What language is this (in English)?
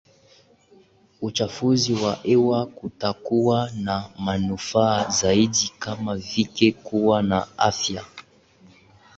Swahili